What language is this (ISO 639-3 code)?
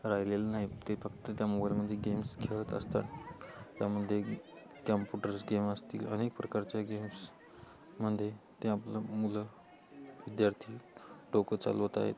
mar